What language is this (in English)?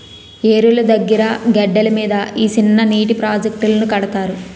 Telugu